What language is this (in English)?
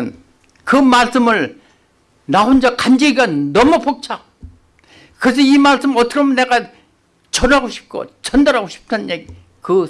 Korean